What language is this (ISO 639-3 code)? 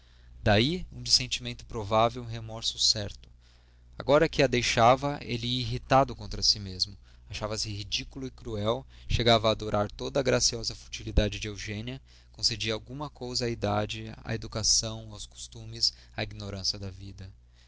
por